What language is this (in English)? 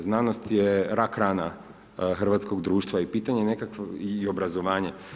Croatian